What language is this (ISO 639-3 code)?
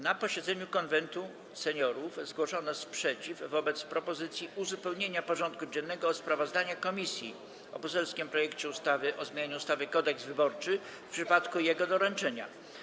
pol